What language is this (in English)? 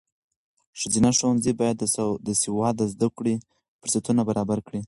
Pashto